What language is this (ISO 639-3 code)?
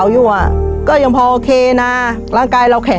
tha